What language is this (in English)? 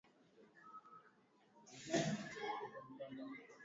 Swahili